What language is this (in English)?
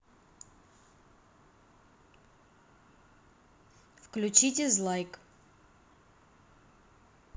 Russian